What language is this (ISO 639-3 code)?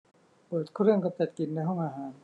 tha